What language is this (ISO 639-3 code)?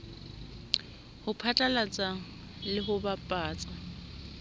sot